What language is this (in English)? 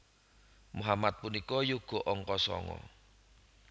Javanese